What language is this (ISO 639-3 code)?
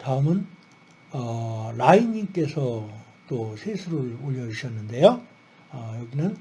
kor